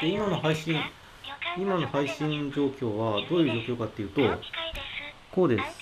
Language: Japanese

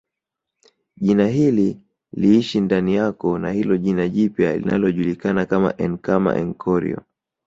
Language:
Swahili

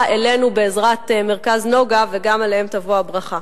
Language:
Hebrew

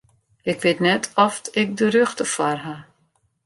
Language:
Western Frisian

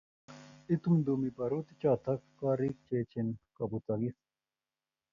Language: Kalenjin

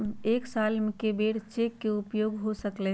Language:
Magahi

